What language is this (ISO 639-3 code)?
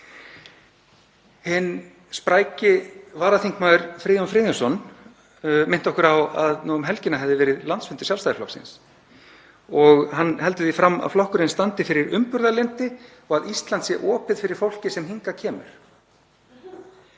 isl